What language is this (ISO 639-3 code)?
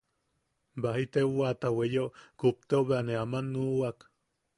yaq